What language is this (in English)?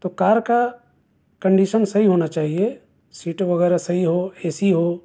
Urdu